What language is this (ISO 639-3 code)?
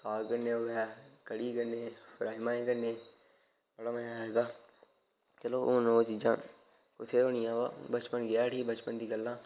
doi